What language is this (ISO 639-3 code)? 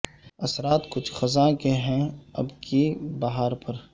urd